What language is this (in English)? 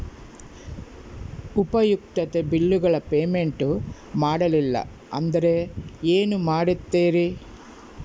Kannada